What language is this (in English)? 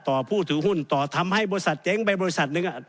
Thai